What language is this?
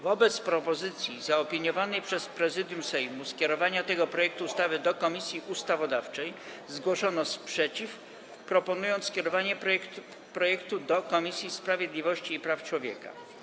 Polish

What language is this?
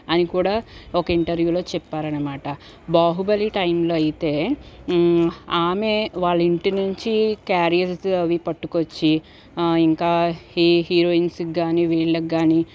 Telugu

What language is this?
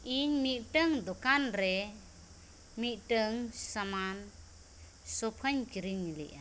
Santali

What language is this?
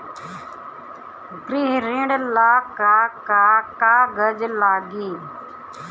Bhojpuri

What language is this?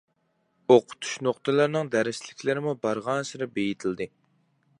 Uyghur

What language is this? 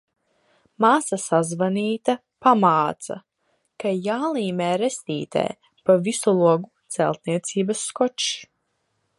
Latvian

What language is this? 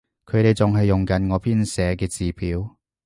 Cantonese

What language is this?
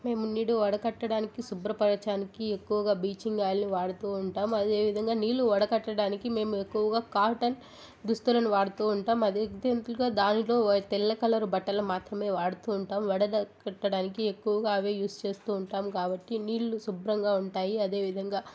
Telugu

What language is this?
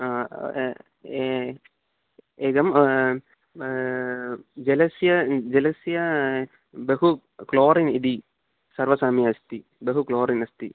Sanskrit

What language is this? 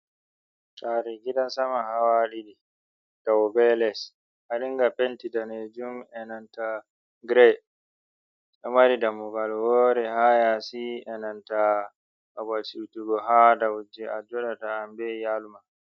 Fula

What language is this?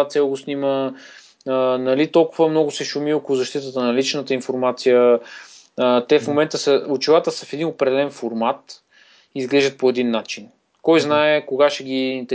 Bulgarian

